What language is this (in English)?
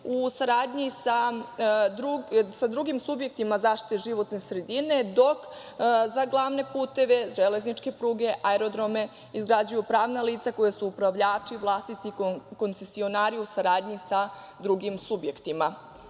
Serbian